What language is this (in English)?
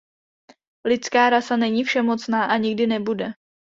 Czech